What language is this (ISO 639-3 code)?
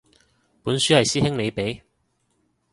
yue